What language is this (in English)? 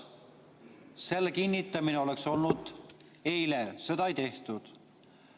Estonian